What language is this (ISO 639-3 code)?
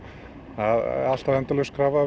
isl